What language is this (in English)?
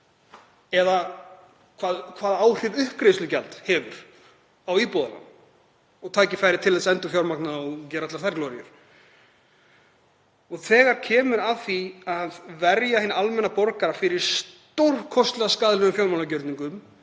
Icelandic